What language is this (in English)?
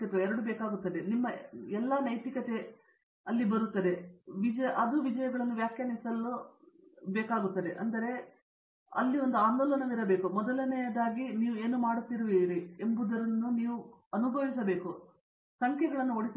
Kannada